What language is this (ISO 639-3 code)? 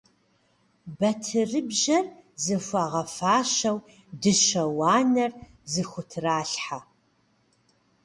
kbd